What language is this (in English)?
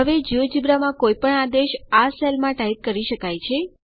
Gujarati